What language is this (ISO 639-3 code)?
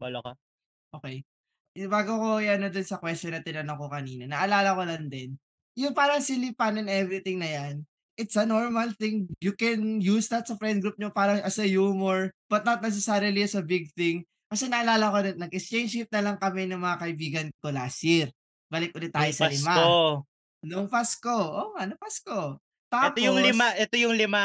fil